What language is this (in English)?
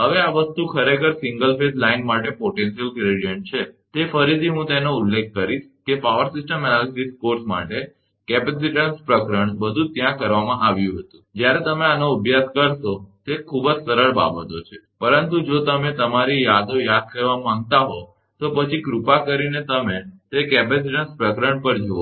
Gujarati